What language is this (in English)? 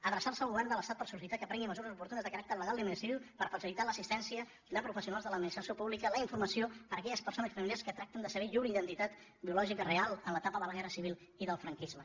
Catalan